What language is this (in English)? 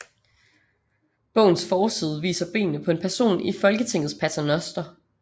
Danish